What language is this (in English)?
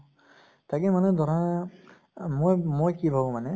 Assamese